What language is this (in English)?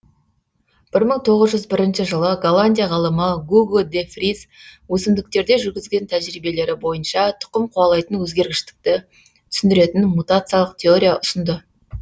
Kazakh